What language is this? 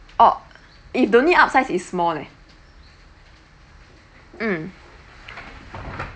English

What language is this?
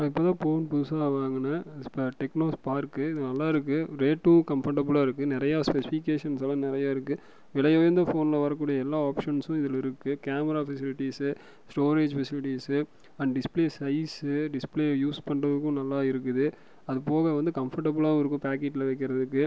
Tamil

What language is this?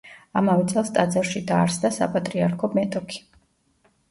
Georgian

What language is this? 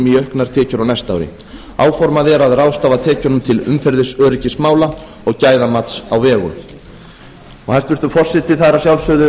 Icelandic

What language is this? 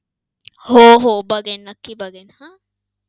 Marathi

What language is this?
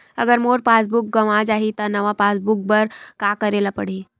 Chhattisgarhi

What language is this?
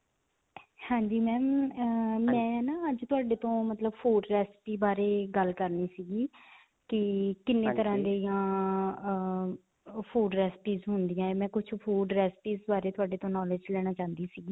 Punjabi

